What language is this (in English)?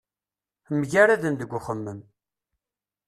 Kabyle